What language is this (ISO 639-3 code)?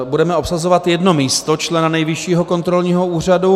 ces